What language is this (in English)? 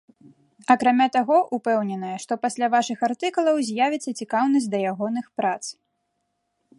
Belarusian